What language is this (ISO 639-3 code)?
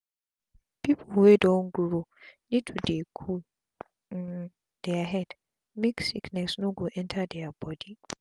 pcm